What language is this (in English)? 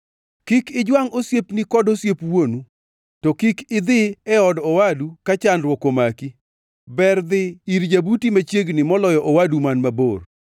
Luo (Kenya and Tanzania)